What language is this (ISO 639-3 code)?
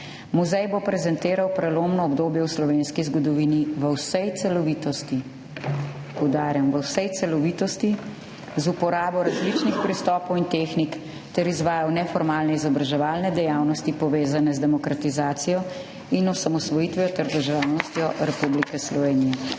slv